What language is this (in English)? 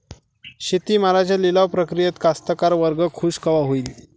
Marathi